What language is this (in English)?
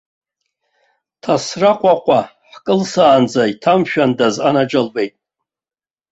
Abkhazian